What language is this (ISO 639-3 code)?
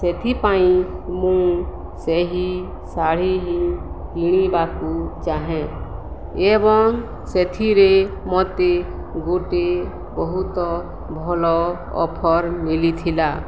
ori